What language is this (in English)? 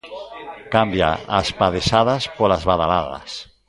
Galician